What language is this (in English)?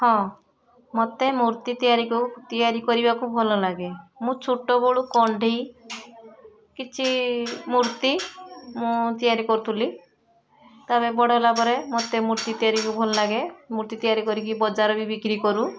Odia